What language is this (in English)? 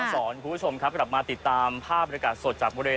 Thai